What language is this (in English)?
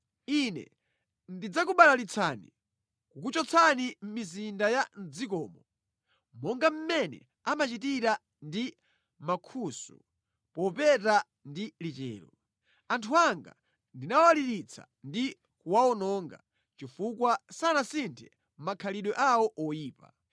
Nyanja